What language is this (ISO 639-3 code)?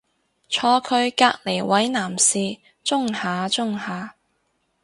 yue